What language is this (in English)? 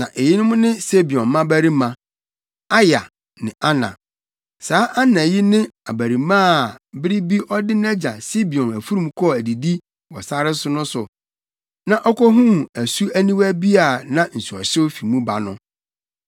Akan